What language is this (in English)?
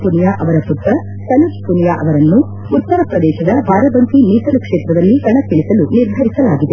Kannada